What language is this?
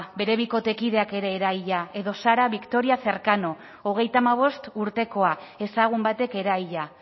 Basque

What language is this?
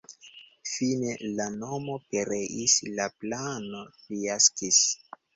Esperanto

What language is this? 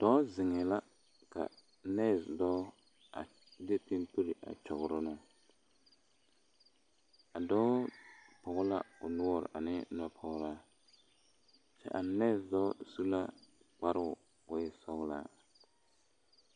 Southern Dagaare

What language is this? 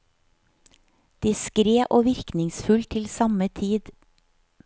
Norwegian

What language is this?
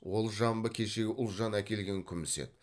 Kazakh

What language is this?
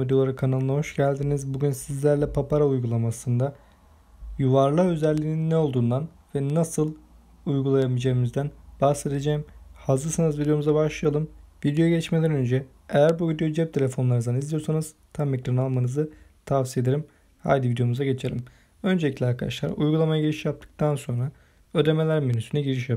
Turkish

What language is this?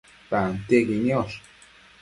Matsés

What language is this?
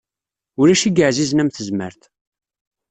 Kabyle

